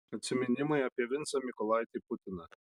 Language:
Lithuanian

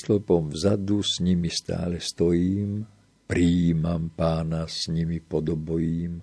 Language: Slovak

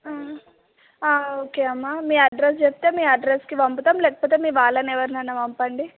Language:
Telugu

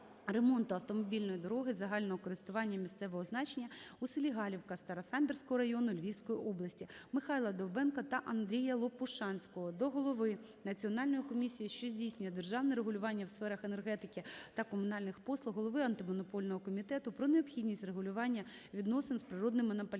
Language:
Ukrainian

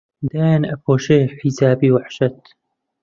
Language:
Central Kurdish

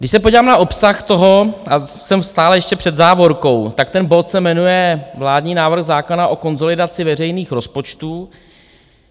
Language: Czech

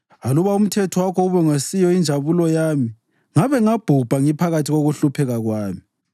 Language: North Ndebele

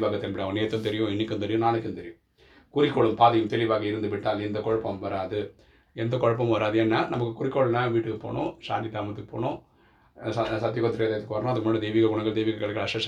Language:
Tamil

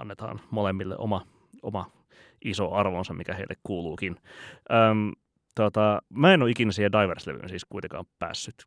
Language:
Finnish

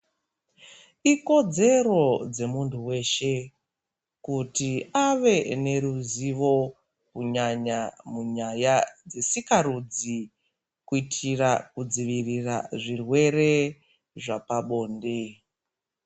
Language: Ndau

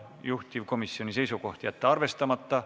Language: Estonian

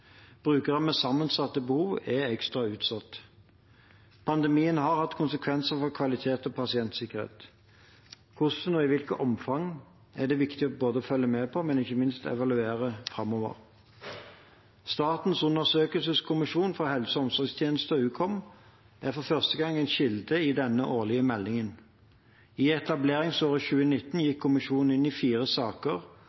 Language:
Norwegian Bokmål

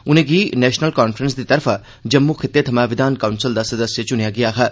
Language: Dogri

